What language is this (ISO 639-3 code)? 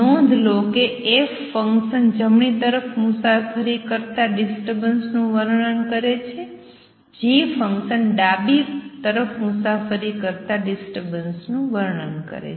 guj